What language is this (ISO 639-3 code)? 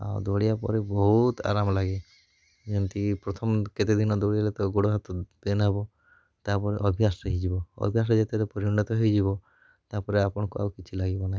ori